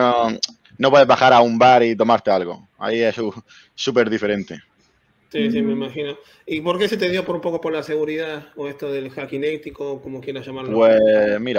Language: Spanish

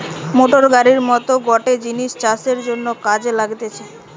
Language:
Bangla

